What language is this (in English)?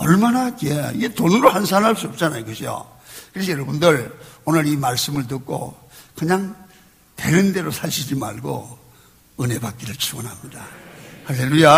Korean